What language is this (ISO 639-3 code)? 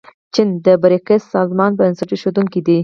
pus